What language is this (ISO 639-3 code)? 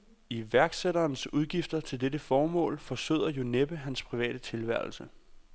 dan